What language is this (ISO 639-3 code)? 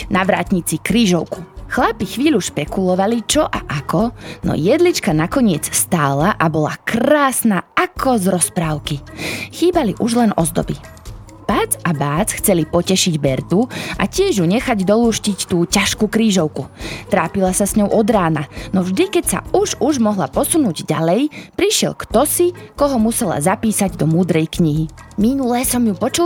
slk